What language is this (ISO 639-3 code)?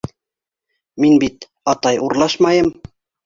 bak